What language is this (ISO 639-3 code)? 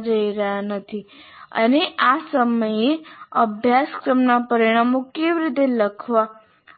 guj